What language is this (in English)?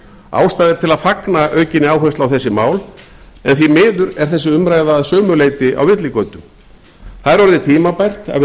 Icelandic